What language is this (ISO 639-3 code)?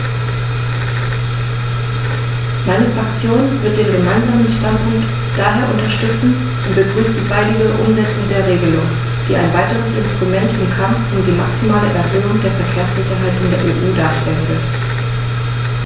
deu